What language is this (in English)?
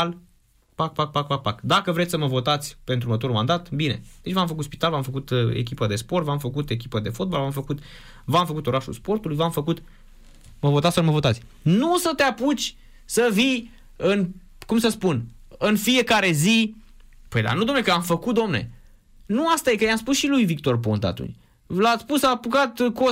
Romanian